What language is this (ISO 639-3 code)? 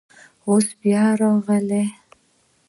pus